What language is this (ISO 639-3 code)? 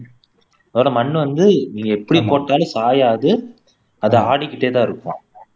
tam